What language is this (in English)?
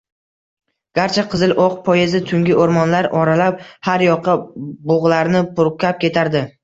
Uzbek